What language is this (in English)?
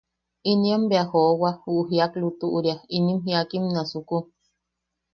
Yaqui